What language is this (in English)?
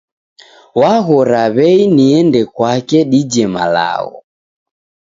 Taita